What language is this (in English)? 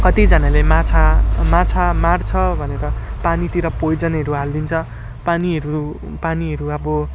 Nepali